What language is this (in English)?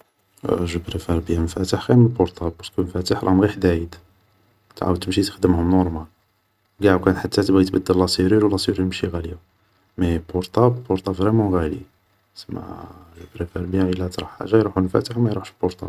Algerian Arabic